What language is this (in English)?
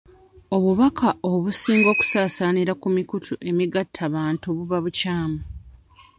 Ganda